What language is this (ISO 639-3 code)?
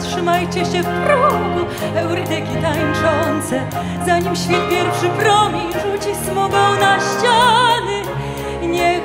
pol